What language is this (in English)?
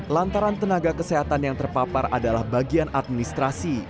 Indonesian